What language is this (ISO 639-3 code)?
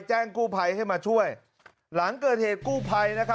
tha